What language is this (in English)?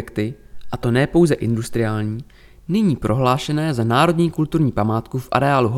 Czech